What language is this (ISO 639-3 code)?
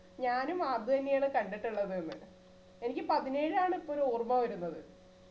mal